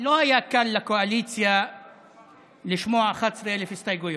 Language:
Hebrew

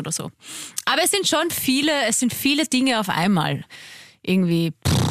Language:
German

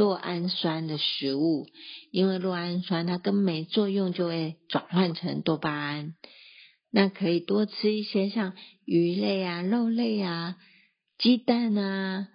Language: Chinese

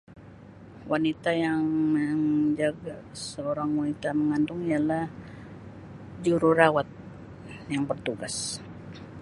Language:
Sabah Malay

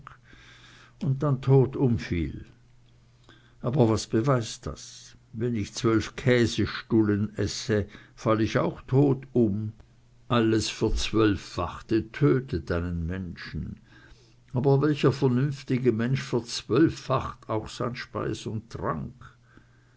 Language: German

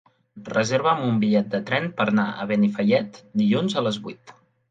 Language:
Catalan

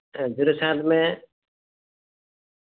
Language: Santali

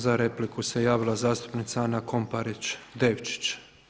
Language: Croatian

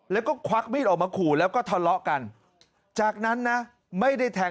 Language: Thai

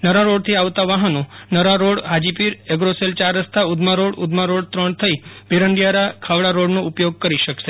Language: Gujarati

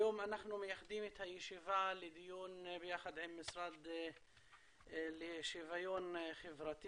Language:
Hebrew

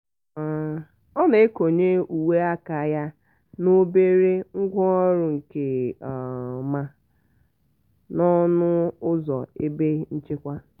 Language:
Igbo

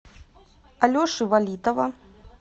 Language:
Russian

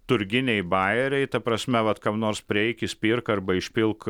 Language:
Lithuanian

